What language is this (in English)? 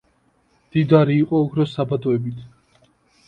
Georgian